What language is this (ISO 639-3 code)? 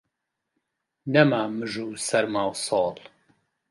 ckb